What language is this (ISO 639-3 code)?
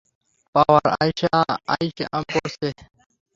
ben